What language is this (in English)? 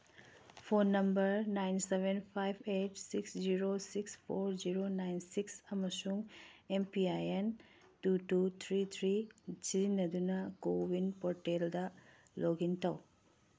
Manipuri